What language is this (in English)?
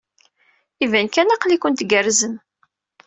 Kabyle